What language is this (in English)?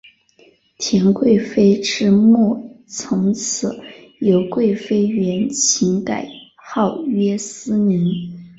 Chinese